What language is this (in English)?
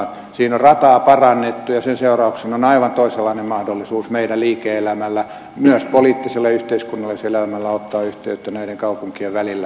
Finnish